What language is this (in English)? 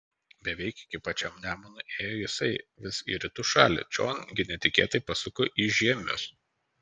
Lithuanian